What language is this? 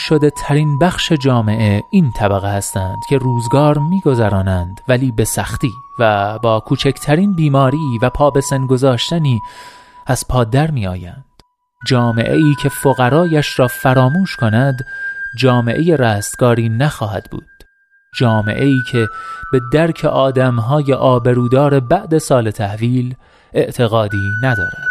Persian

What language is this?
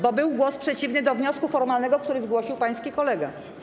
Polish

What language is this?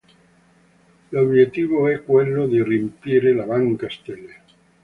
Italian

